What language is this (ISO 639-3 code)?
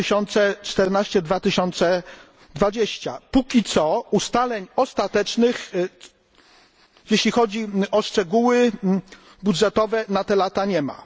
pol